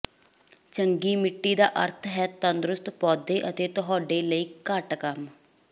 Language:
Punjabi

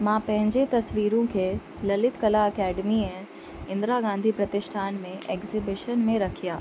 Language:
Sindhi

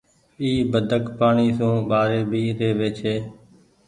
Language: Goaria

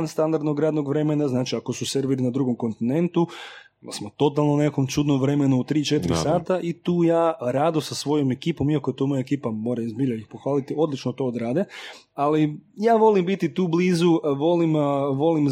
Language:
Croatian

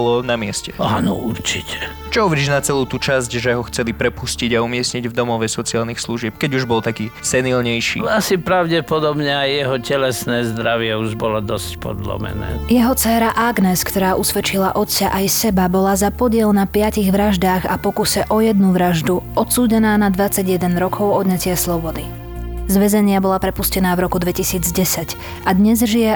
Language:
Slovak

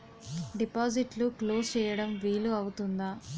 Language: Telugu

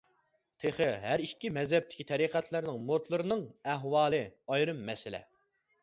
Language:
Uyghur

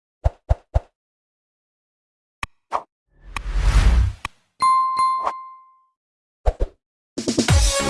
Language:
Uzbek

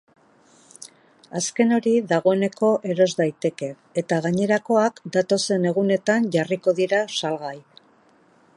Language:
Basque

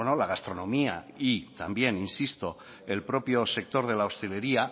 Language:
Spanish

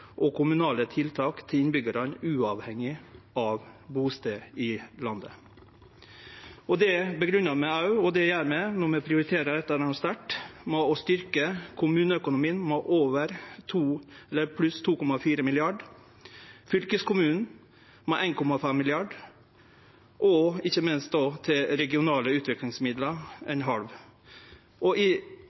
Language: Norwegian Nynorsk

